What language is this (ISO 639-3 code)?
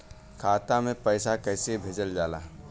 bho